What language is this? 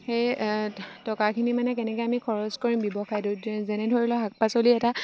Assamese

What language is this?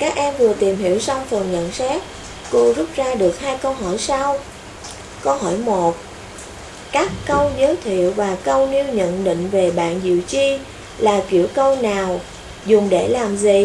Vietnamese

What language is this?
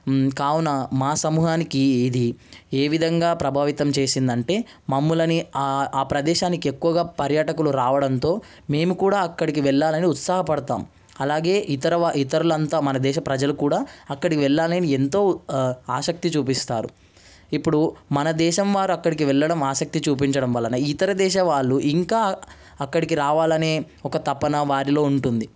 Telugu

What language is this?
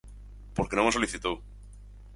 Galician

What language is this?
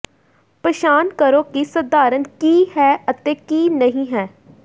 Punjabi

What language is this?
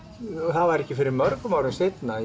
Icelandic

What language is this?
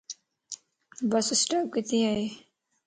Lasi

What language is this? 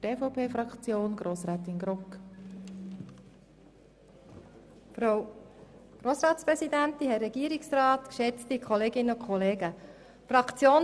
Swiss German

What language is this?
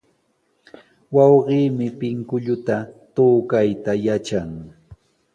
Sihuas Ancash Quechua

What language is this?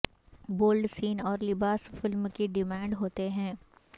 Urdu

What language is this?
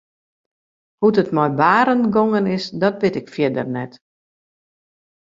Western Frisian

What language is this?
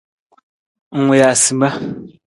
Nawdm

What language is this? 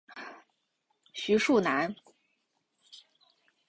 Chinese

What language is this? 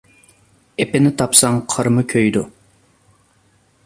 Uyghur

